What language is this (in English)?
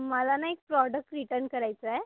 Marathi